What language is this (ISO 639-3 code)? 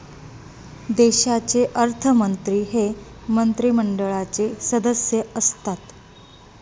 mar